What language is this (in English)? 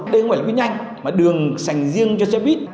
Vietnamese